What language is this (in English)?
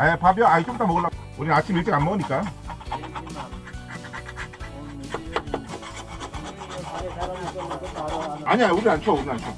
Korean